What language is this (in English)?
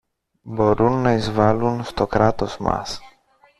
Greek